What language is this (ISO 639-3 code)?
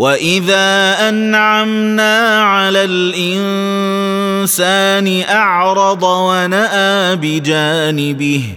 ara